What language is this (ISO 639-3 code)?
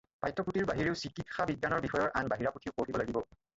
asm